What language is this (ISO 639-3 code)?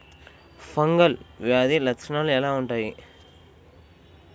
tel